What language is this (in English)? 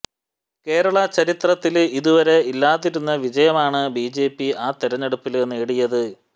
Malayalam